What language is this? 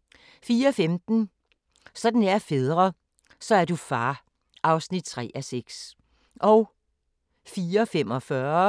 Danish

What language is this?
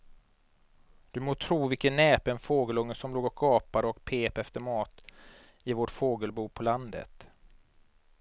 Swedish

